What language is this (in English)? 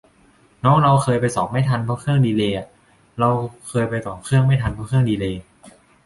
Thai